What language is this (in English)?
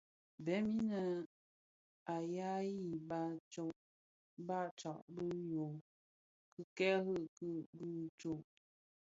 Bafia